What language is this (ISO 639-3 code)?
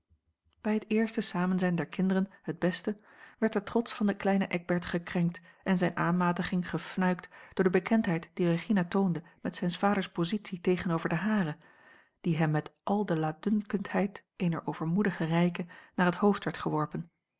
nld